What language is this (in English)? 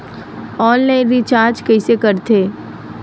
Chhattisgarhi